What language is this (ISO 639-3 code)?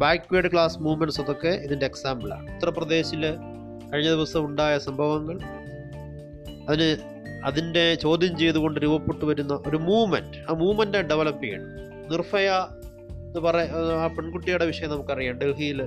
mal